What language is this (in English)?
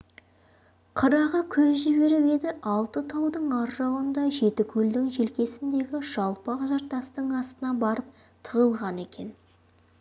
Kazakh